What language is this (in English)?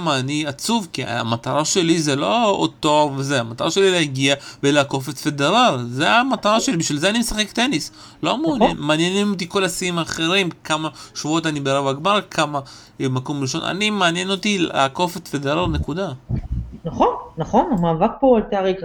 Hebrew